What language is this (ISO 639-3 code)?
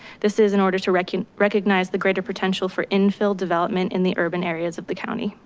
eng